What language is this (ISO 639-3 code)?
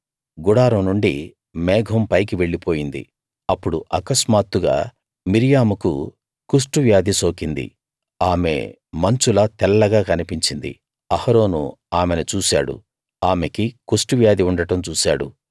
tel